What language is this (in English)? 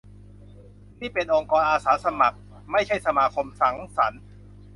Thai